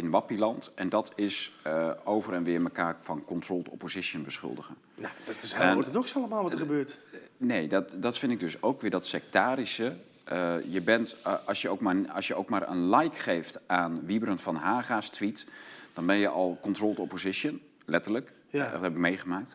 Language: Dutch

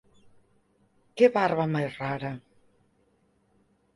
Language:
Galician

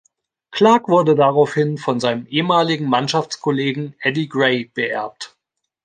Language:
German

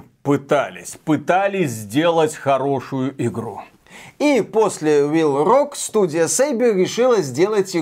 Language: Russian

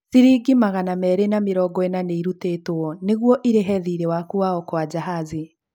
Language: Kikuyu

